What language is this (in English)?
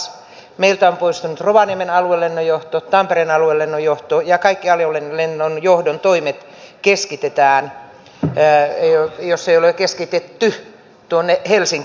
Finnish